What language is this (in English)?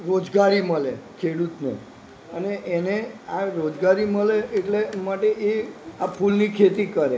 Gujarati